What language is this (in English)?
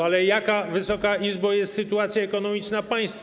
Polish